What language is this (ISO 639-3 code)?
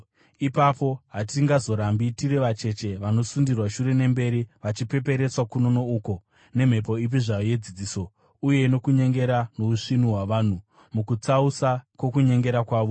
sna